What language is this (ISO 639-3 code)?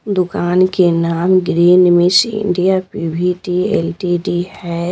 hin